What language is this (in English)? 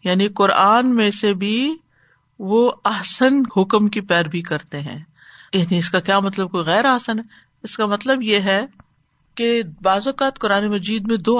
Urdu